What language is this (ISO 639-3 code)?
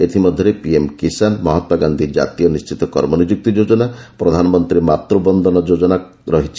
ori